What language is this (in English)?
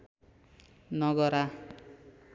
Nepali